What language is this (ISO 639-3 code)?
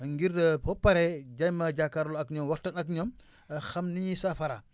wol